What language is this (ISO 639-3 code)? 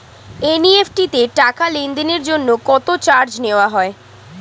ben